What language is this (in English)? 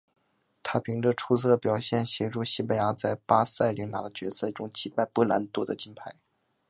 Chinese